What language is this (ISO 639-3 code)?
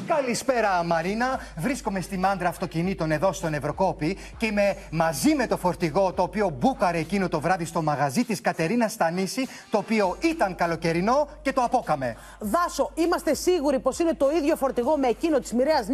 ell